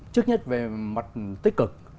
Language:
Vietnamese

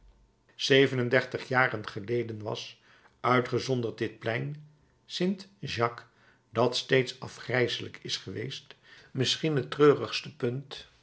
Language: Dutch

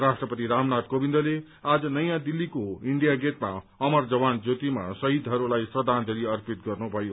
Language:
Nepali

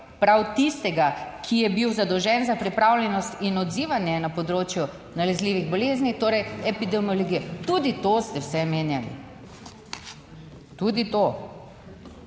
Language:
Slovenian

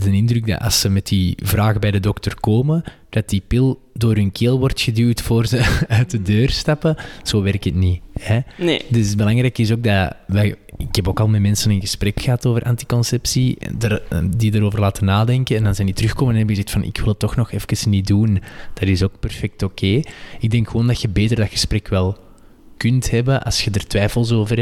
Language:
Dutch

